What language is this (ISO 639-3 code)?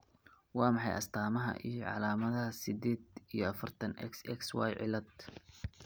som